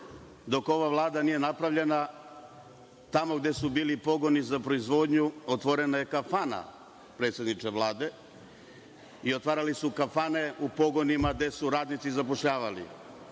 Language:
Serbian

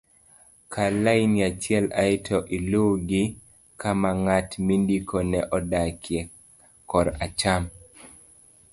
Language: Luo (Kenya and Tanzania)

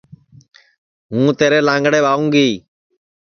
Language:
Sansi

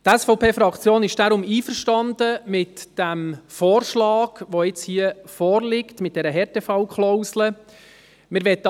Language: Swiss German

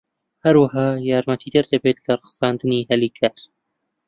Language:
Central Kurdish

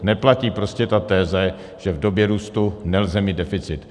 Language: Czech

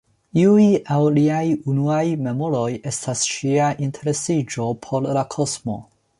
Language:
Esperanto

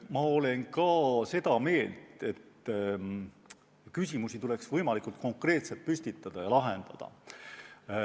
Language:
Estonian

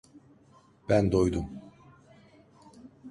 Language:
Turkish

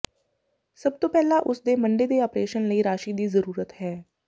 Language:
Punjabi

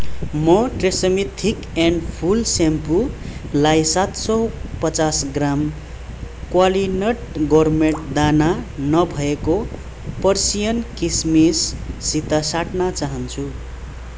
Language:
Nepali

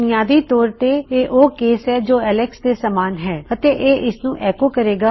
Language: Punjabi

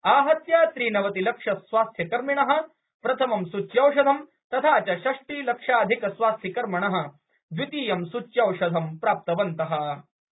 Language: Sanskrit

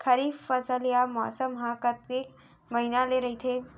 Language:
Chhattisgarhi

